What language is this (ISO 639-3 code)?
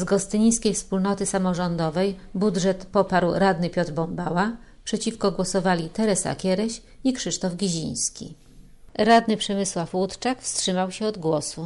pol